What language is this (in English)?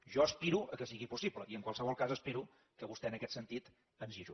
Catalan